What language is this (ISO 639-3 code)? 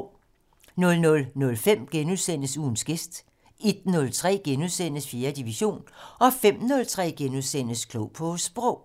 dan